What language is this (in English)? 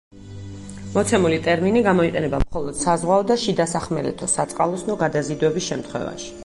Georgian